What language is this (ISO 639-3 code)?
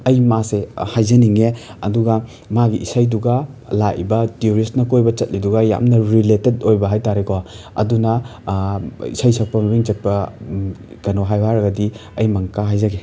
mni